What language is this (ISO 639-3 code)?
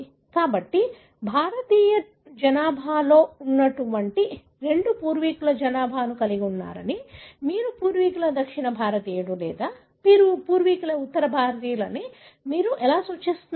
tel